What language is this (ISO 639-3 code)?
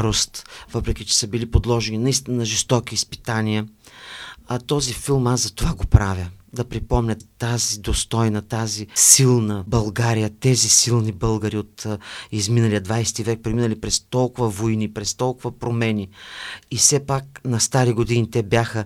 bul